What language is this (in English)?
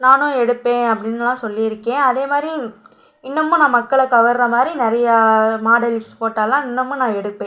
Tamil